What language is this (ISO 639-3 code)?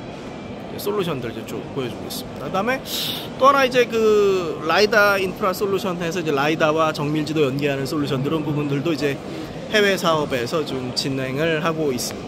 kor